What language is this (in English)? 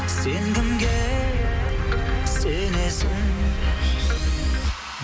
Kazakh